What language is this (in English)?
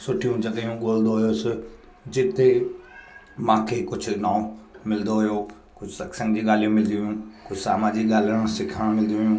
Sindhi